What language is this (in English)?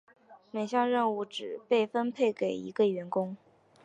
Chinese